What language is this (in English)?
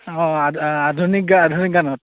Assamese